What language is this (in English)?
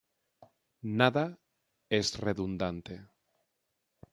Spanish